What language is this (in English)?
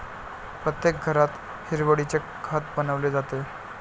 Marathi